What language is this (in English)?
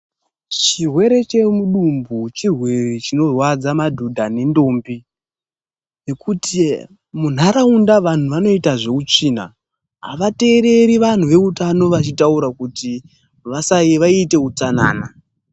Ndau